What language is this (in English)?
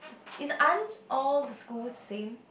English